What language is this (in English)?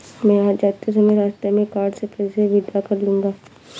Hindi